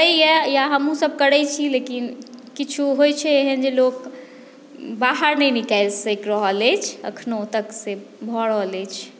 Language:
Maithili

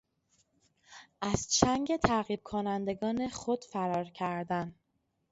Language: Persian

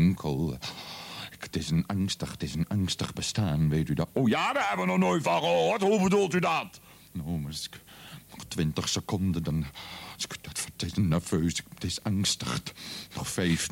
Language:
Dutch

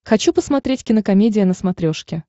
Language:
Russian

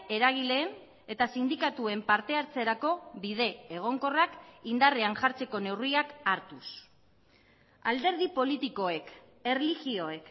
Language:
Basque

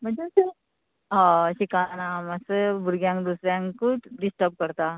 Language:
Konkani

